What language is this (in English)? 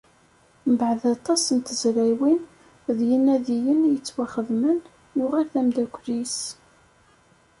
Kabyle